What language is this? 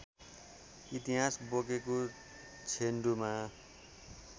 Nepali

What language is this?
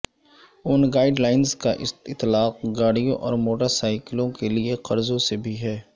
Urdu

